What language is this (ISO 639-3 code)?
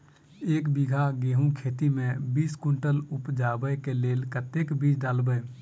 mai